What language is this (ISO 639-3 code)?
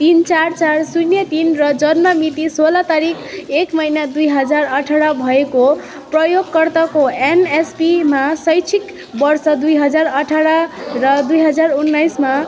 nep